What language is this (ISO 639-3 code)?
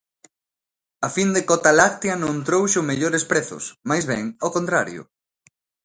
glg